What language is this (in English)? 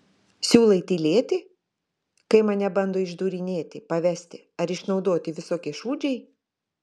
Lithuanian